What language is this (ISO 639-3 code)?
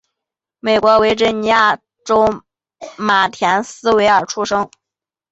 zho